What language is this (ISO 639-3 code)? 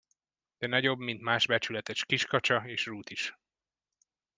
hun